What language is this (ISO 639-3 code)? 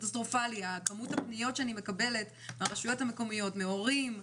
heb